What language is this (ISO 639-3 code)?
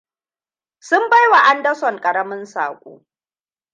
hau